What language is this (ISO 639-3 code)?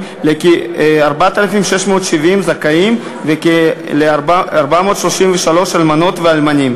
heb